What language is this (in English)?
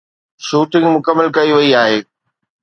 Sindhi